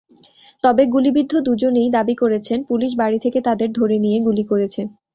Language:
Bangla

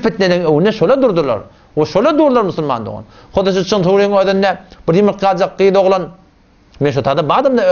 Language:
Arabic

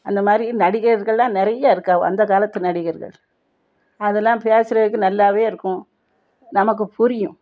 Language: Tamil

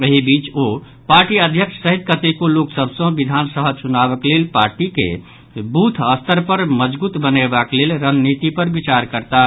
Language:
Maithili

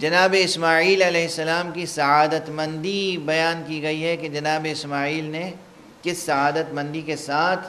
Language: Arabic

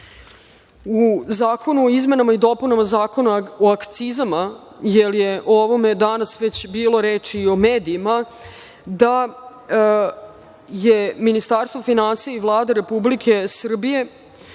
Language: Serbian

